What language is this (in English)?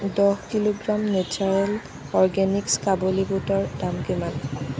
Assamese